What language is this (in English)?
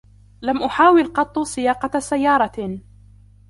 Arabic